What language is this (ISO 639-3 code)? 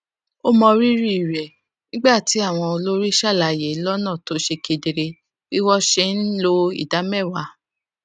yor